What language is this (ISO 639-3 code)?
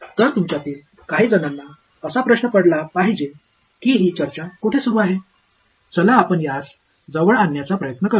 mar